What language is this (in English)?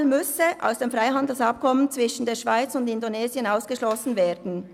Swiss German